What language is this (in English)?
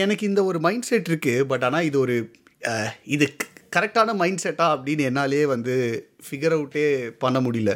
Tamil